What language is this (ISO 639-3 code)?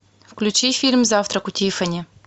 rus